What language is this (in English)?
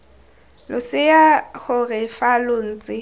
Tswana